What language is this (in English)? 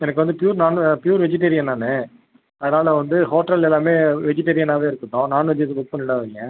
Tamil